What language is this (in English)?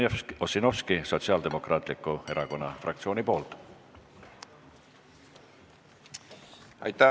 Estonian